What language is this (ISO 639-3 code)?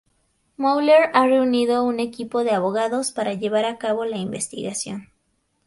spa